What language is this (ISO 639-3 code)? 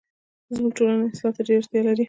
pus